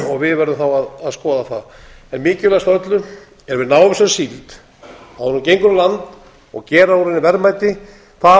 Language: Icelandic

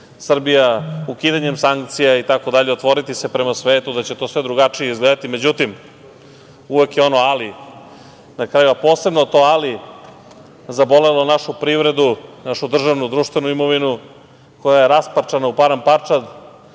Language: Serbian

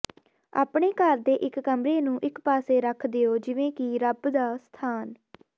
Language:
Punjabi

